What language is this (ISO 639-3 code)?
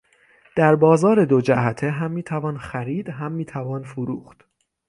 fas